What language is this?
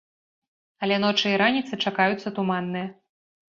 Belarusian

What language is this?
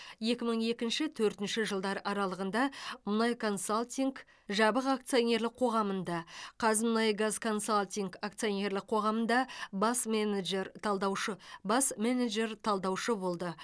Kazakh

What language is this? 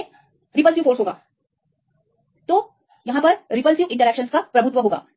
Hindi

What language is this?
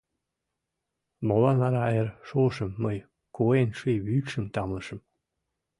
Mari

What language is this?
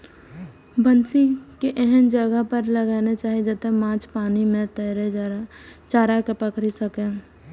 Maithili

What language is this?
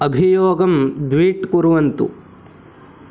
Sanskrit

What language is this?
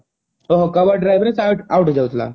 Odia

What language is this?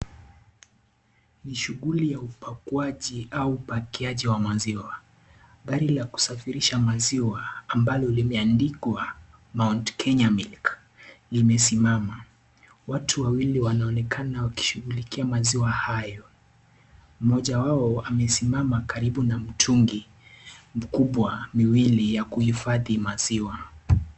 Swahili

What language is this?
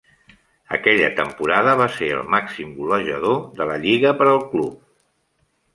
Catalan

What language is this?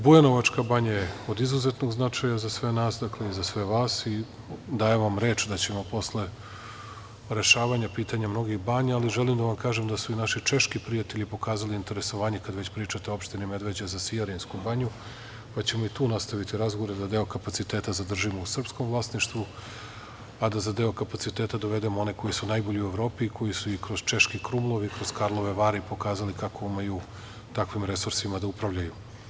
Serbian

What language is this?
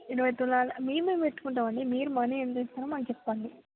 Telugu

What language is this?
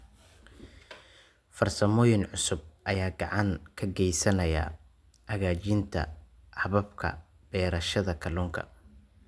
Somali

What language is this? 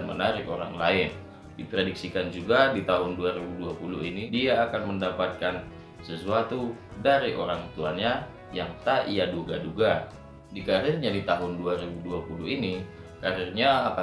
Indonesian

